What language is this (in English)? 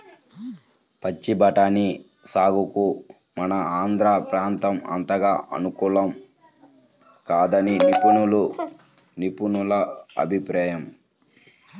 Telugu